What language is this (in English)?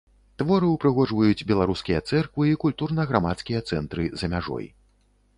Belarusian